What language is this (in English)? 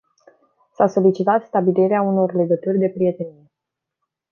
Romanian